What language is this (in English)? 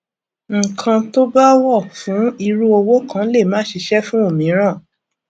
Yoruba